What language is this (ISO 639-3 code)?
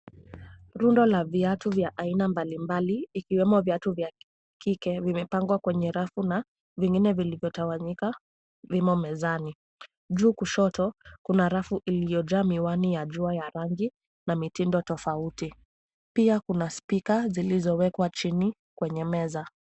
swa